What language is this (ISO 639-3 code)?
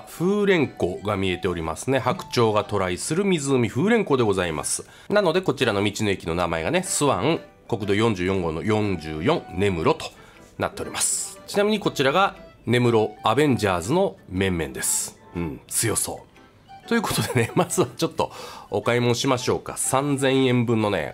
jpn